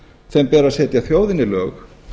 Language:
Icelandic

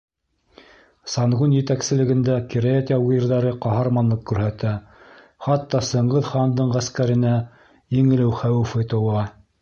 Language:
Bashkir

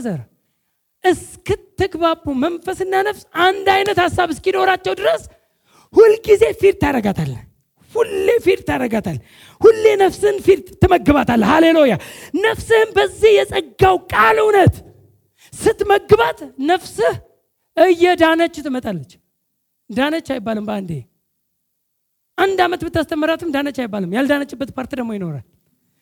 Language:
Amharic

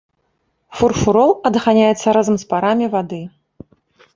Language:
Belarusian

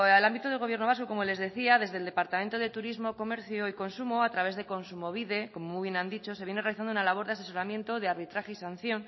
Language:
Spanish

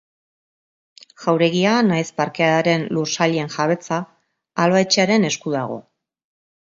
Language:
Basque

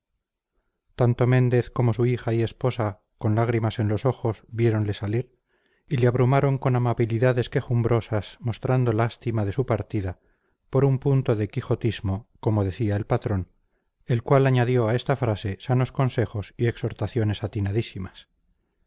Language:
Spanish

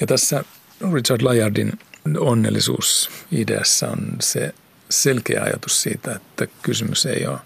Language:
Finnish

